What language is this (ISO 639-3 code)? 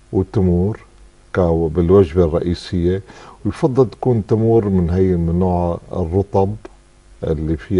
ara